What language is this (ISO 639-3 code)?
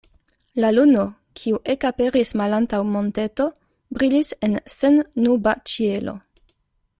epo